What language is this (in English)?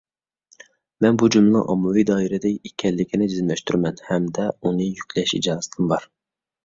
Uyghur